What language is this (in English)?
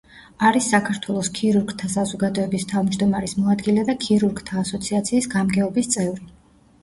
Georgian